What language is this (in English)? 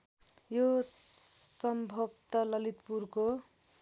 Nepali